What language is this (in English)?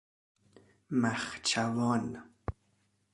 Persian